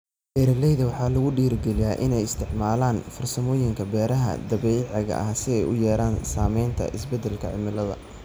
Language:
Somali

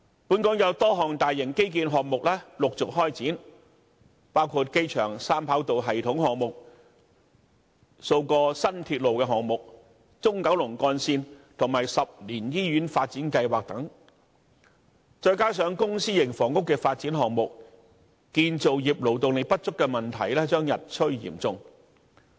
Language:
Cantonese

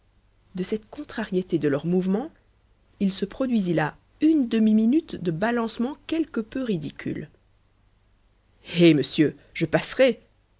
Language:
French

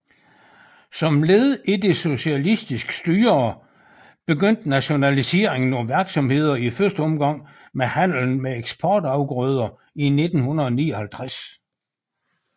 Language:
Danish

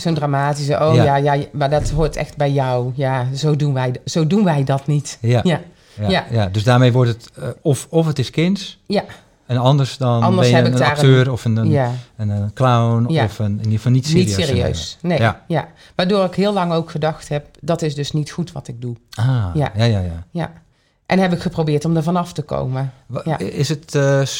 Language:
Dutch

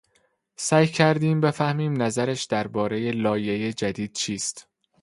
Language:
Persian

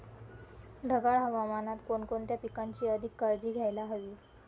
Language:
Marathi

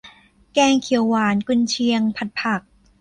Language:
Thai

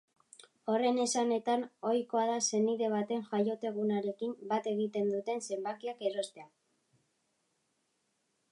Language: Basque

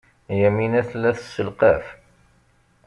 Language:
Kabyle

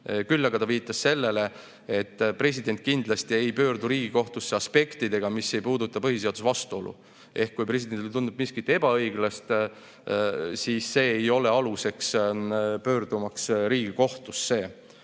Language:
Estonian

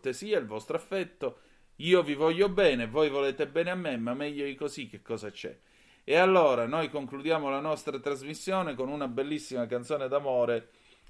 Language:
Italian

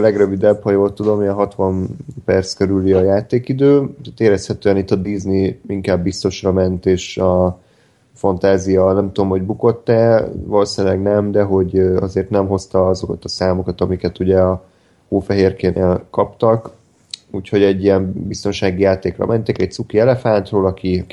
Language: Hungarian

